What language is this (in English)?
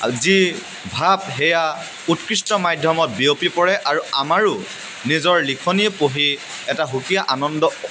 Assamese